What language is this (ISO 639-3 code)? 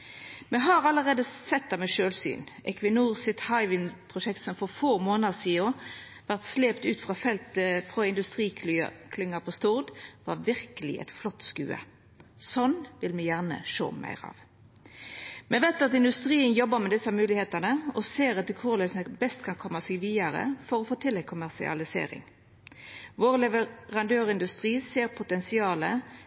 nno